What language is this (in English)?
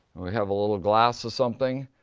English